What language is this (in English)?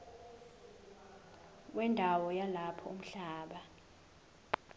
Zulu